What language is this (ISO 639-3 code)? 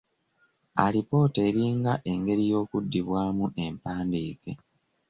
lug